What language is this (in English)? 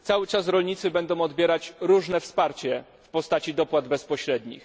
Polish